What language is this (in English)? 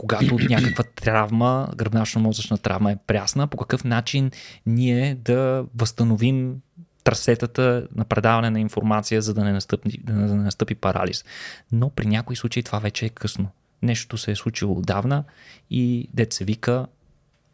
Bulgarian